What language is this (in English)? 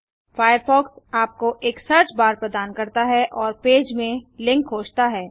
Hindi